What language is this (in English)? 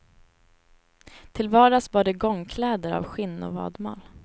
Swedish